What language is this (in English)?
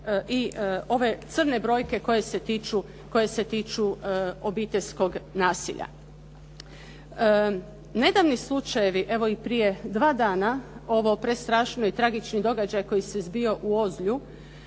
Croatian